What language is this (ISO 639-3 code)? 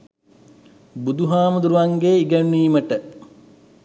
sin